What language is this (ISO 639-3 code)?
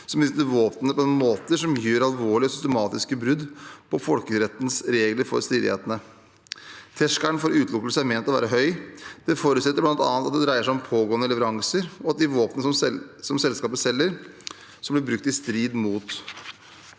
nor